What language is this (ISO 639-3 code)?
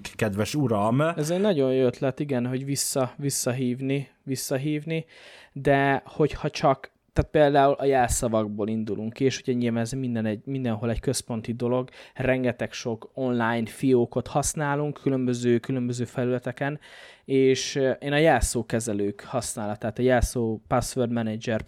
hun